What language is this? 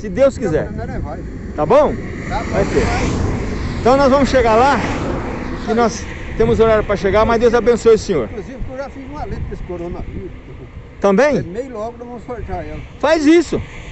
Portuguese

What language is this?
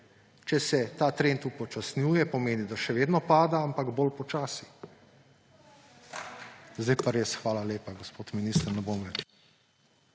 Slovenian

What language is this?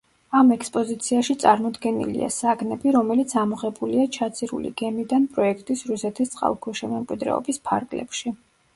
Georgian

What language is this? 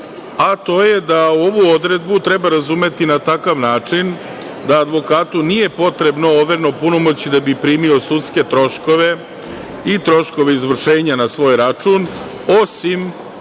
Serbian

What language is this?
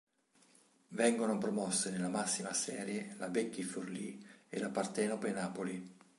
Italian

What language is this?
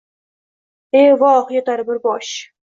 Uzbek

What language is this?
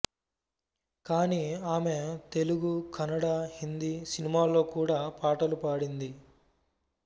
Telugu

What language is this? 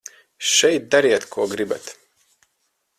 Latvian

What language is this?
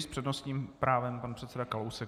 Czech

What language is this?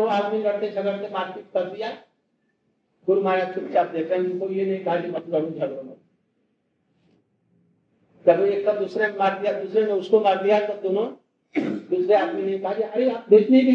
Hindi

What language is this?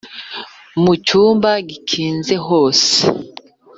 Kinyarwanda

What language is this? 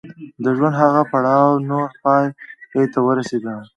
Pashto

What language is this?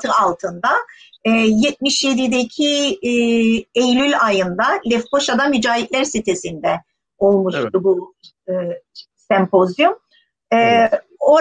Turkish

